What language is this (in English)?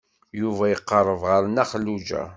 Kabyle